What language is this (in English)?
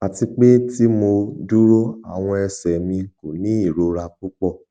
Yoruba